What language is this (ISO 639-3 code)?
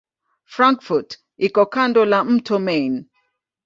swa